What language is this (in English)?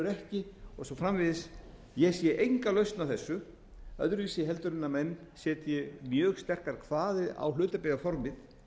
Icelandic